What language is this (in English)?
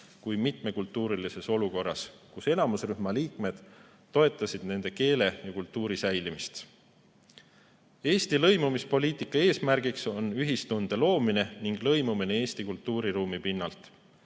Estonian